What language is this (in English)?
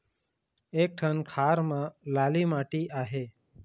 Chhattisgarhi